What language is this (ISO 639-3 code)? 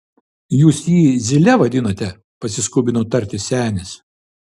lit